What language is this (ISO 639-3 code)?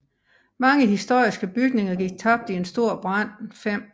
dan